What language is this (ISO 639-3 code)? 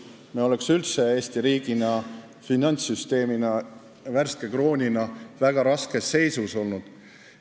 est